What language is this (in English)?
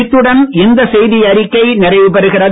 Tamil